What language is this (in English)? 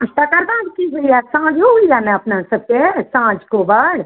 Maithili